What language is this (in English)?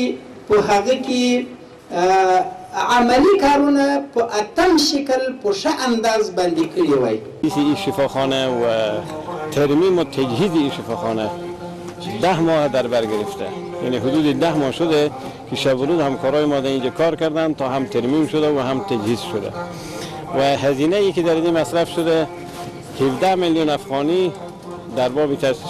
Persian